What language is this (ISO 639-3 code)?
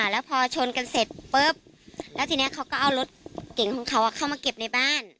tha